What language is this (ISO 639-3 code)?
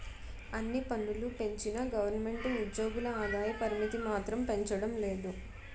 tel